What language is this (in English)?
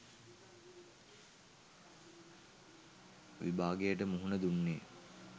Sinhala